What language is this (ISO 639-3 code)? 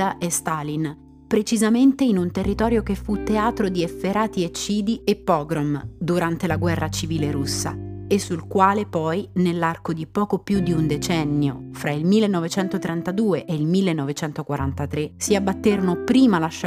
ita